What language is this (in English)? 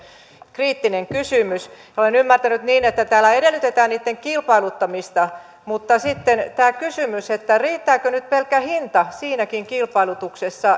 Finnish